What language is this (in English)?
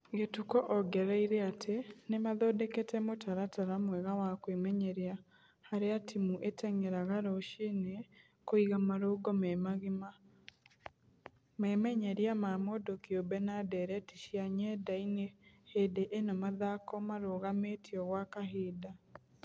Kikuyu